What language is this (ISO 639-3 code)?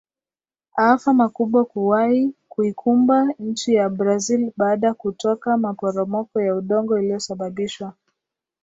swa